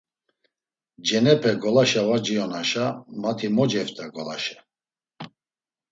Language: Laz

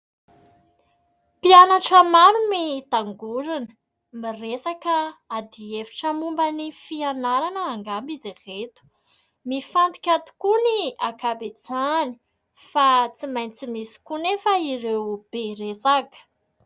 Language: Malagasy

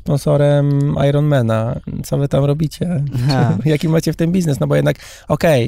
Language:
Polish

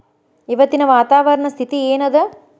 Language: Kannada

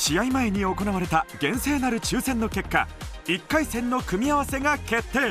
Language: Japanese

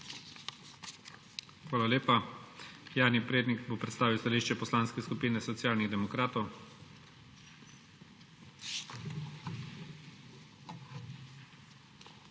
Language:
Slovenian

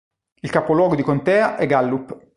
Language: Italian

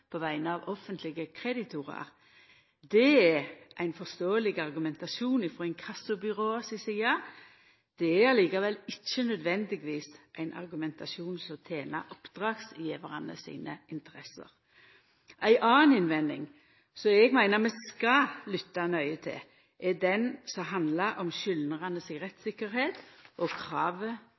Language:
Norwegian Nynorsk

